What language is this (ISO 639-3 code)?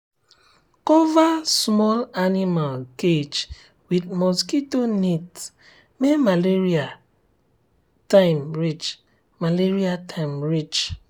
pcm